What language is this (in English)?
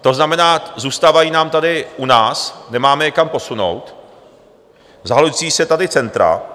Czech